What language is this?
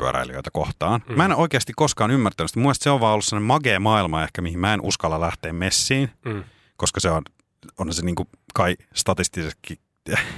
Finnish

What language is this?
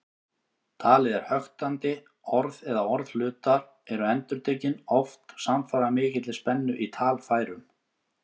Icelandic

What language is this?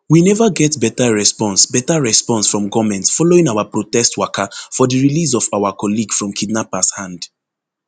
Nigerian Pidgin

